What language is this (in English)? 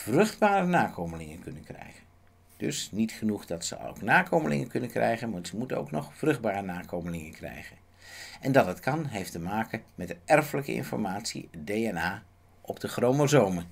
Dutch